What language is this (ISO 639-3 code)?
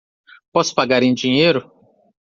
por